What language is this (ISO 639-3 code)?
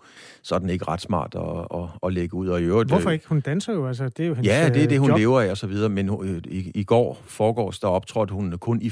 dan